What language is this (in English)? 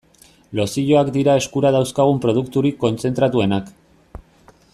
Basque